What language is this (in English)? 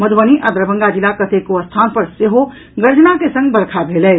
Maithili